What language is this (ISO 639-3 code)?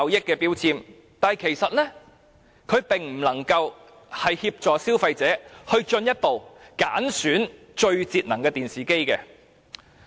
yue